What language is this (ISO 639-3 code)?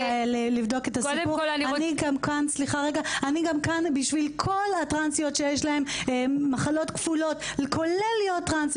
heb